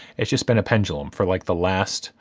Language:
English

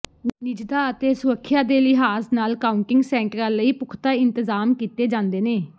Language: Punjabi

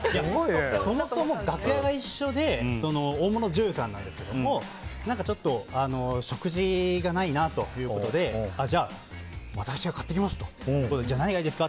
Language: Japanese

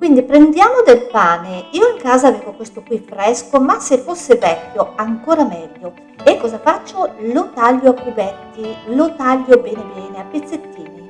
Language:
Italian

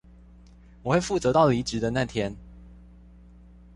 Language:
Chinese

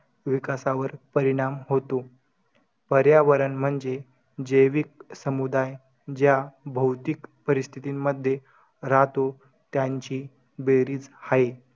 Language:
Marathi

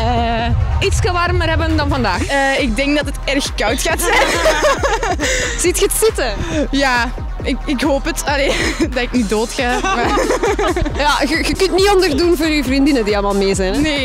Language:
Dutch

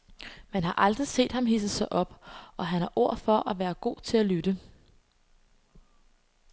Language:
Danish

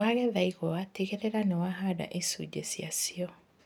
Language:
Kikuyu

